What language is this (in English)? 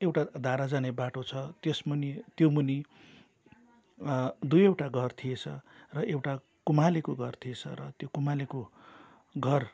Nepali